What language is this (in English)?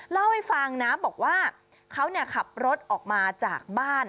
Thai